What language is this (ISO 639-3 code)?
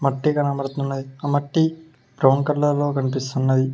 tel